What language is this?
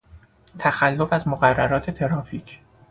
Persian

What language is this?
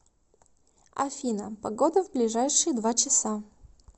Russian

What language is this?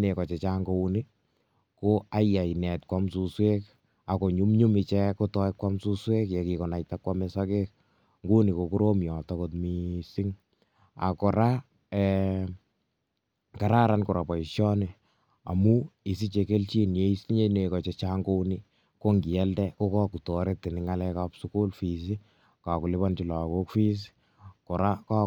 Kalenjin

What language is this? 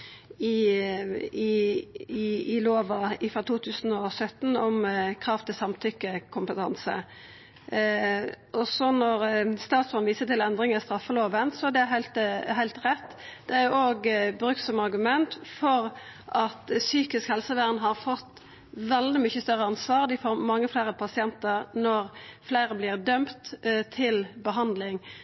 Norwegian Nynorsk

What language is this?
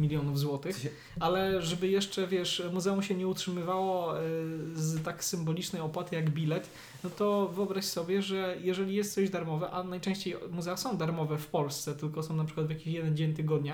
Polish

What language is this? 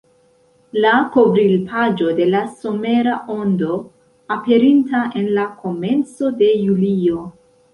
Esperanto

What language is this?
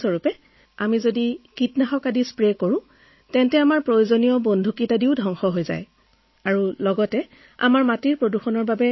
Assamese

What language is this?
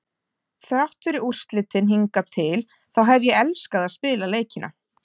Icelandic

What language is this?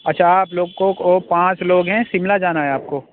Urdu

